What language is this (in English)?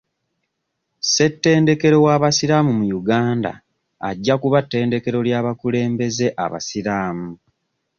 Ganda